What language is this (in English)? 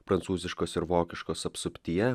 Lithuanian